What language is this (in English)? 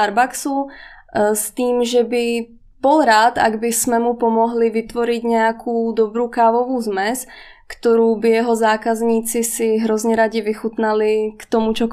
Czech